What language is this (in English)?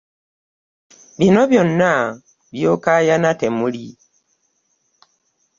Ganda